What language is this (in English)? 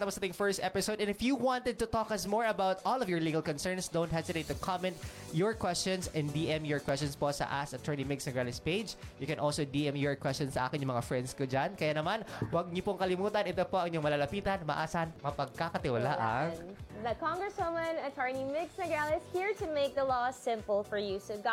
Filipino